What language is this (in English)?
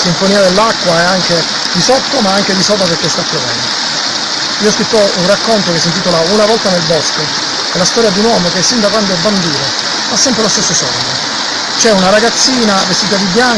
Italian